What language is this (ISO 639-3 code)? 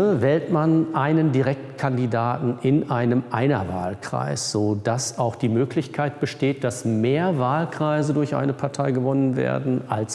deu